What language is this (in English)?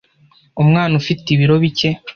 Kinyarwanda